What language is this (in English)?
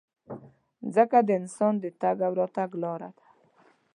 Pashto